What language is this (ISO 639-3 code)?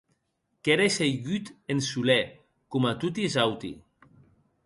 oci